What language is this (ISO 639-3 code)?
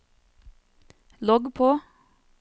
nor